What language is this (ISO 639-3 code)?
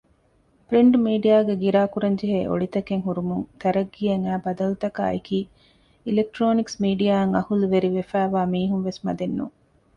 div